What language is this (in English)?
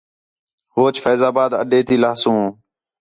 Khetrani